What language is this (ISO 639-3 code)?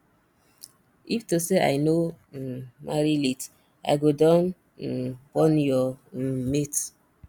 pcm